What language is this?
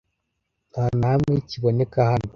Kinyarwanda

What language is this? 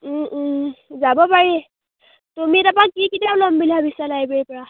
Assamese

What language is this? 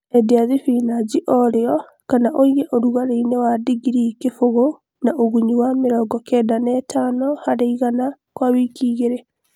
Kikuyu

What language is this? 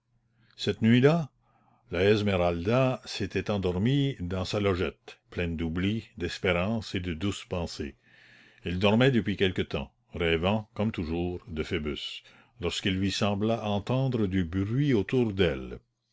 French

